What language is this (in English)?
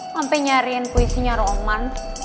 Indonesian